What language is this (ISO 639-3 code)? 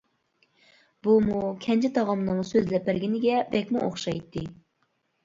uig